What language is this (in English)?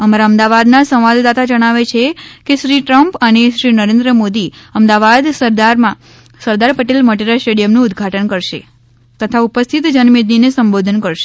Gujarati